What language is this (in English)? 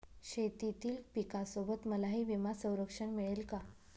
Marathi